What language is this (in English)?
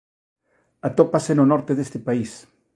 Galician